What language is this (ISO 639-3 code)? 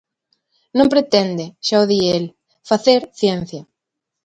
glg